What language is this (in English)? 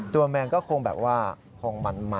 Thai